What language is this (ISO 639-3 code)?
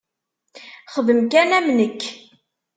kab